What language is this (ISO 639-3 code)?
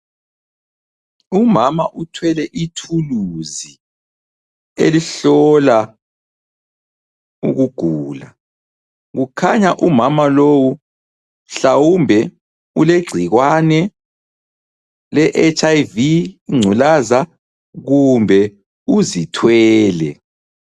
nde